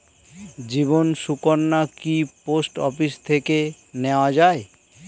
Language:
Bangla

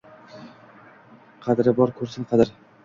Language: Uzbek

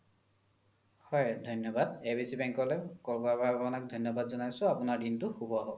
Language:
Assamese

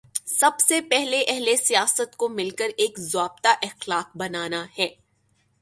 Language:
Urdu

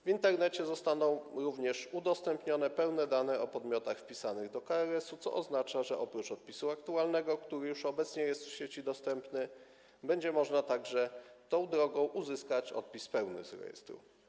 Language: Polish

